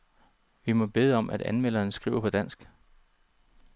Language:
Danish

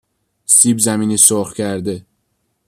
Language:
Persian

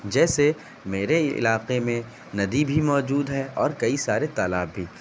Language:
Urdu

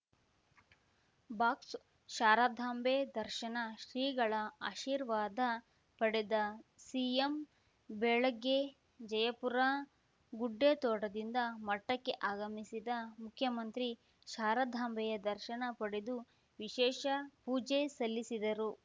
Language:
Kannada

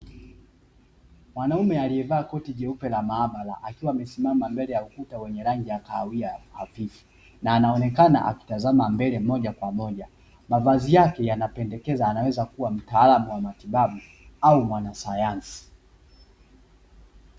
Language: Swahili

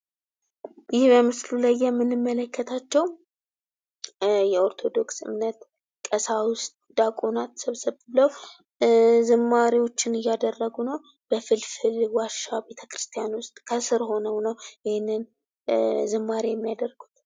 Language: Amharic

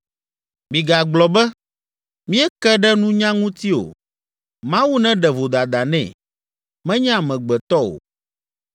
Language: Ewe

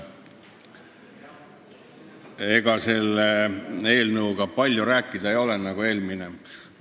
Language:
Estonian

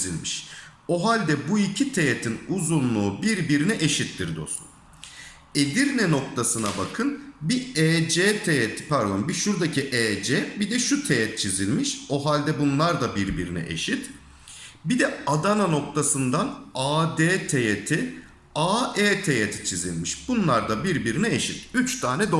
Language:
Turkish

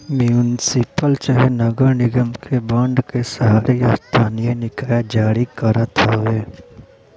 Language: Bhojpuri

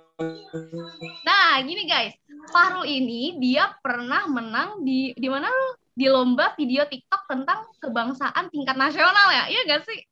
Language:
Indonesian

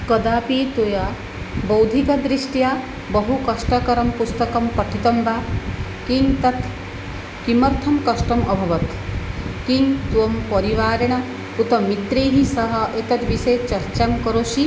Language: Sanskrit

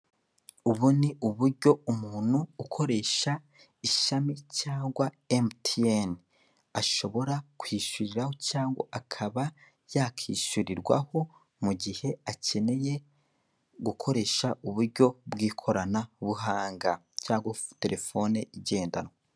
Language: Kinyarwanda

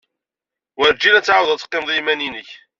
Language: Kabyle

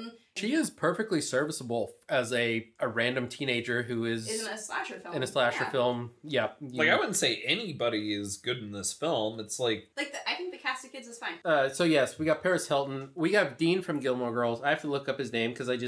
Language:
English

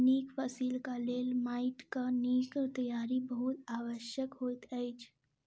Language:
Maithili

